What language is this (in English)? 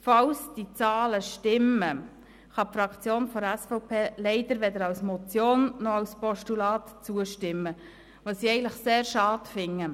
Swiss German